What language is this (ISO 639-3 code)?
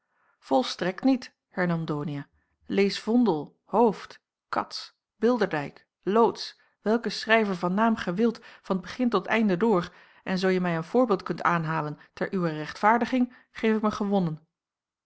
nld